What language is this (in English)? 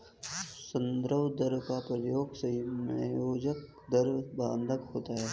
Hindi